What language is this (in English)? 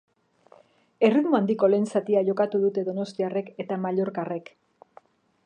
Basque